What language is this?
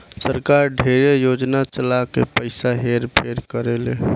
Bhojpuri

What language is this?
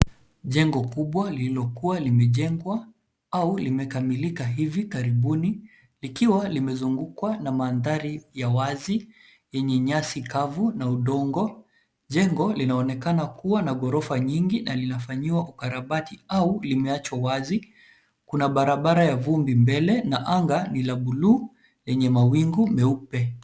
Swahili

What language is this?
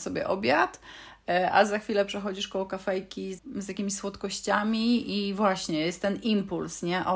Polish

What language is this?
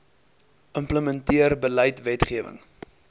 Afrikaans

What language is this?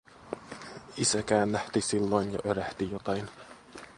Finnish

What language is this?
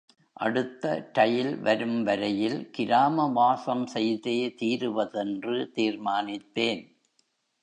Tamil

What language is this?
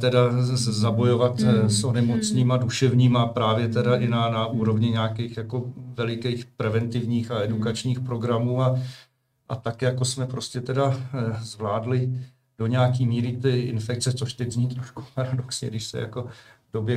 Czech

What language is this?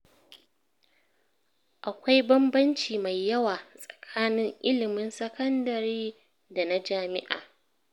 Hausa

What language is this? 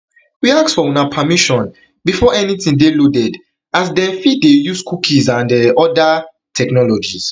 Nigerian Pidgin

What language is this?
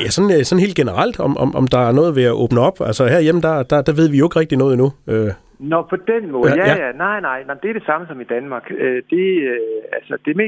Danish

